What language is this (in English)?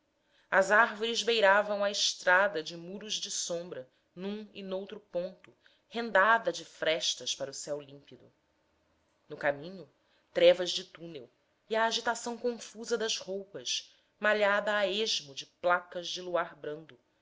Portuguese